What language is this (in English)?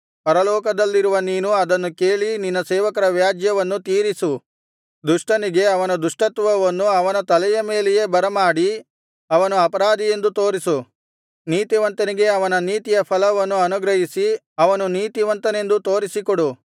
Kannada